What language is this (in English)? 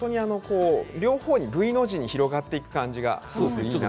Japanese